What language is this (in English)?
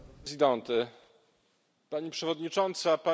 Polish